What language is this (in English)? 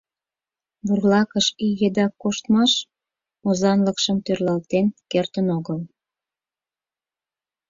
Mari